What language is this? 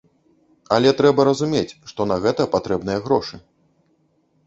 Belarusian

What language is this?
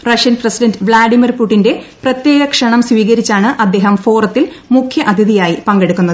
Malayalam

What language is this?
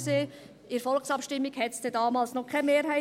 Swiss German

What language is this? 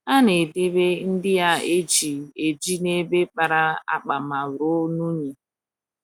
Igbo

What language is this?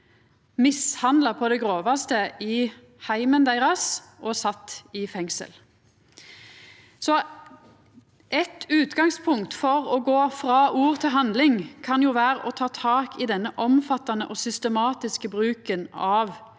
Norwegian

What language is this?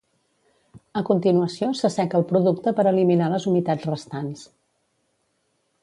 Catalan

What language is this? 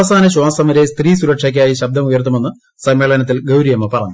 Malayalam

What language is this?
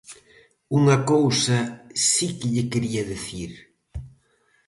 Galician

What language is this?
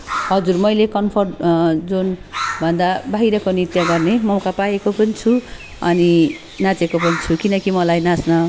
Nepali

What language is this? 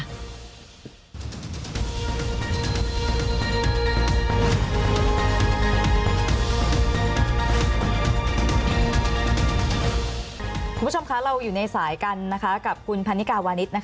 Thai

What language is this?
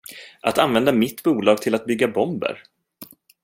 Swedish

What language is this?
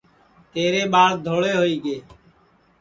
Sansi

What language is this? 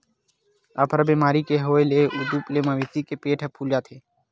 Chhattisgarhi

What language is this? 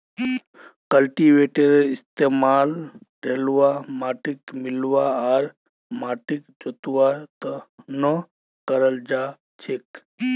Magahi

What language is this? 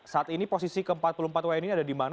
Indonesian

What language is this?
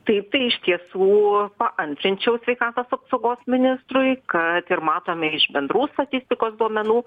Lithuanian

